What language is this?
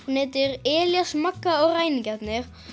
Icelandic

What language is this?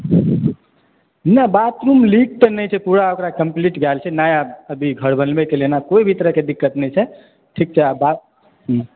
Maithili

